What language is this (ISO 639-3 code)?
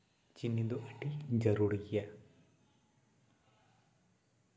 sat